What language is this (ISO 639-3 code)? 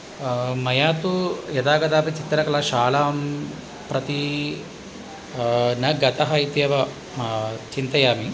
san